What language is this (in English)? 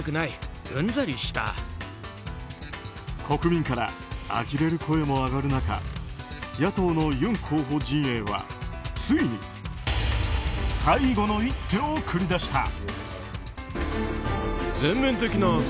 Japanese